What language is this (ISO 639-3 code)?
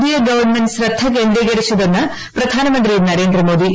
mal